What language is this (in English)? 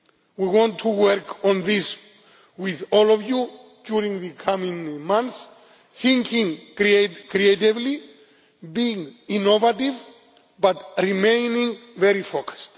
English